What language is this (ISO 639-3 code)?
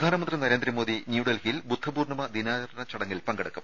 mal